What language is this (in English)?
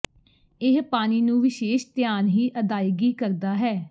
Punjabi